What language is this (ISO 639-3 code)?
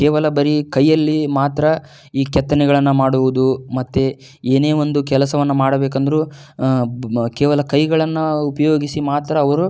kan